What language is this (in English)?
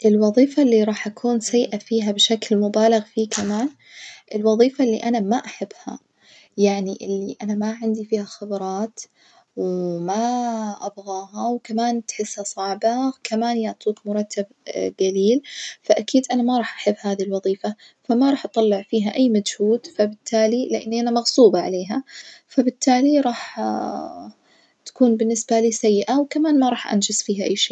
Najdi Arabic